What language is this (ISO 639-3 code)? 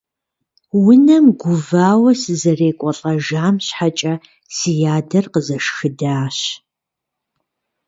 kbd